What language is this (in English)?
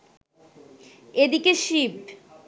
Bangla